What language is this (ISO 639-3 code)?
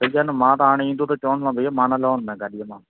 snd